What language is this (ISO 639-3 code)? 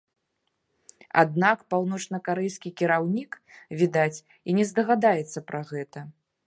bel